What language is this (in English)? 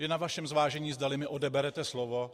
Czech